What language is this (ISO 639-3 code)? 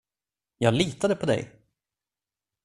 swe